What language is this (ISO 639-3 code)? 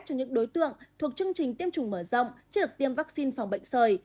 vie